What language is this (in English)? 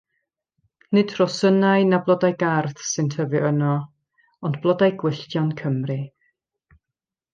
Welsh